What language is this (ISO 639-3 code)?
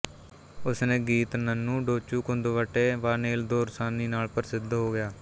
pan